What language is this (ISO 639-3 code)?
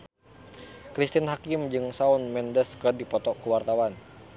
sun